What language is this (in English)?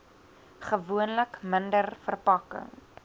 Afrikaans